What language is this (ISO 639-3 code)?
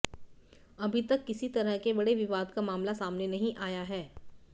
hin